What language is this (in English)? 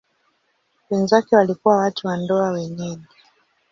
Swahili